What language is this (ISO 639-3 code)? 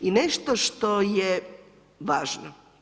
hrv